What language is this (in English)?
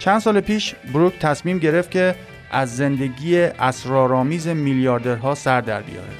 Persian